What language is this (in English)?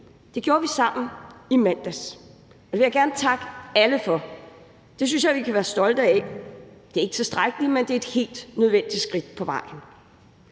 Danish